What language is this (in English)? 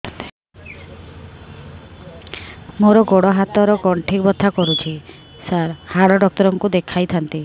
Odia